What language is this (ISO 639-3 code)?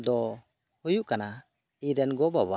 sat